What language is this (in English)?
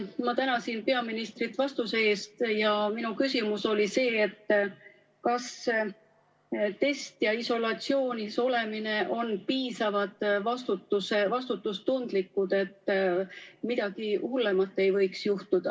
Estonian